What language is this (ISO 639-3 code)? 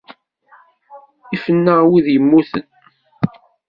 kab